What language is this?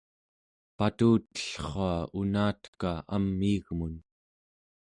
Central Yupik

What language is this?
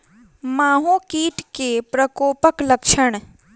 Maithili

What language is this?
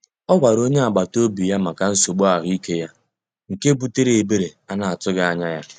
Igbo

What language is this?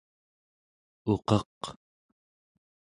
Central Yupik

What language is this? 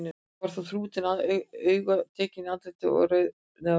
Icelandic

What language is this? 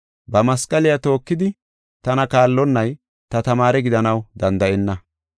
Gofa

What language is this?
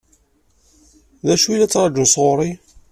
Kabyle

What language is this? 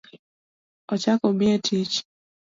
Luo (Kenya and Tanzania)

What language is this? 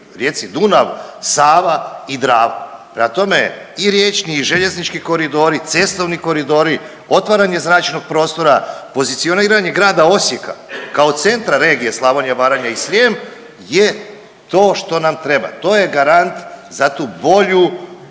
Croatian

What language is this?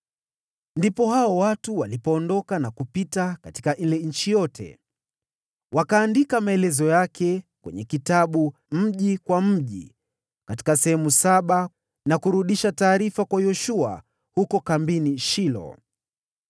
Swahili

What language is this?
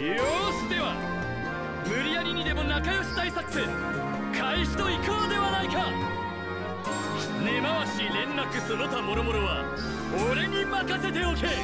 Japanese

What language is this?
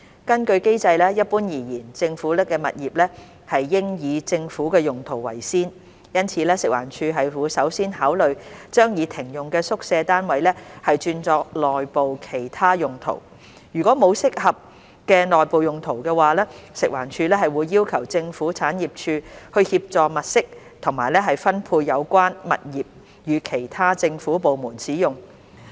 Cantonese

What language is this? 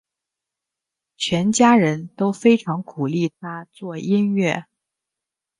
Chinese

